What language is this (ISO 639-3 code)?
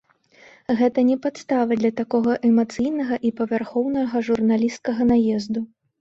bel